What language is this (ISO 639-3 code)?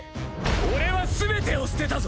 jpn